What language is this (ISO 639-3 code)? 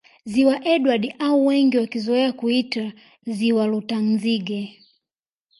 swa